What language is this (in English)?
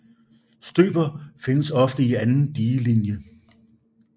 Danish